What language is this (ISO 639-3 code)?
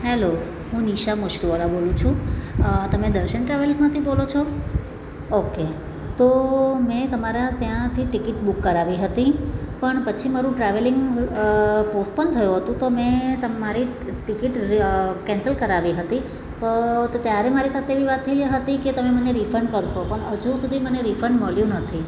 guj